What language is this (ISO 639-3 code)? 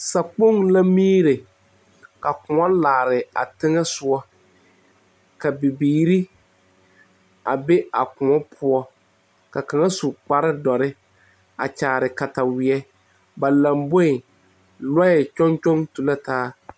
dga